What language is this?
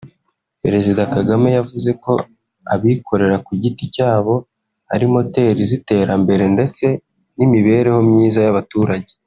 Kinyarwanda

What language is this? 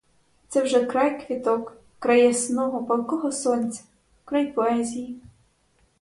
Ukrainian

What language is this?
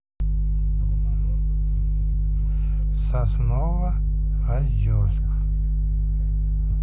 Russian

